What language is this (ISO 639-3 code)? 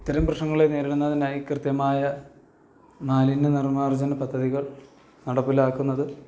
mal